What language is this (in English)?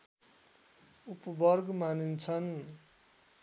Nepali